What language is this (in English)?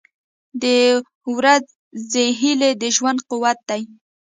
Pashto